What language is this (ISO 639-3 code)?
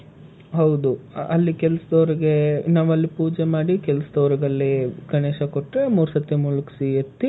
kan